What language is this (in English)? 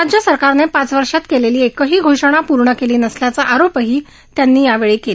Marathi